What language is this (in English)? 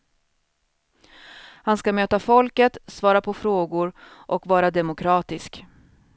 Swedish